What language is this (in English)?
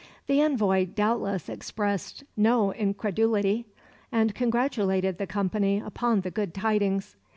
English